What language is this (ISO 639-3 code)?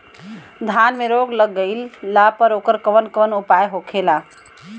bho